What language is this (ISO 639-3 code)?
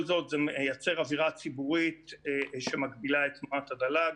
heb